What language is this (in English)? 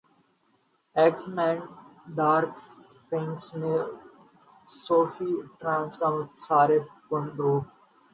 Urdu